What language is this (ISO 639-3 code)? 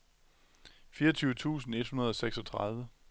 dan